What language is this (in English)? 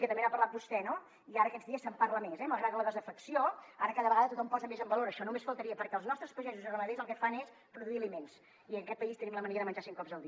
Catalan